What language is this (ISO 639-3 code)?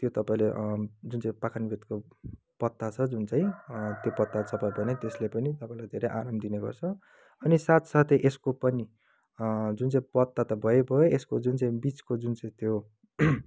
nep